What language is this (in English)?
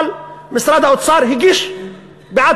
Hebrew